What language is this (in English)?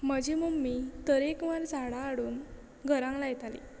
Konkani